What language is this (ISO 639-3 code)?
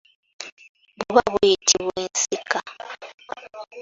lug